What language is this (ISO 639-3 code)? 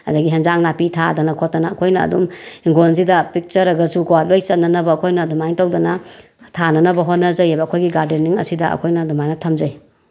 mni